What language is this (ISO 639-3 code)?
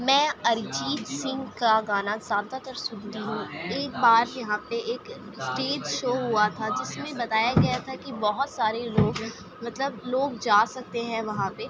urd